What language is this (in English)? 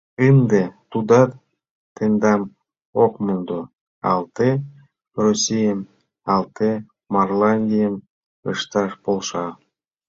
Mari